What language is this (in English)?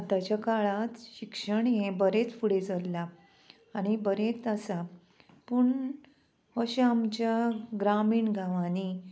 Konkani